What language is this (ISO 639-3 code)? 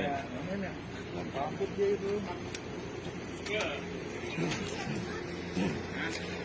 ind